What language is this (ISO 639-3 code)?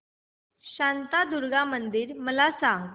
mar